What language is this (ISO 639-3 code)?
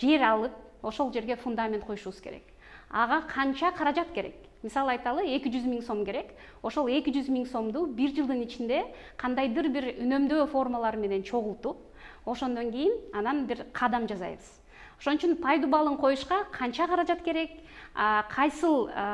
tur